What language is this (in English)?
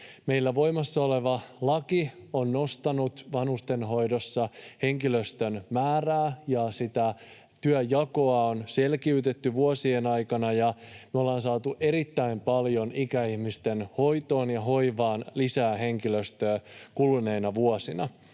Finnish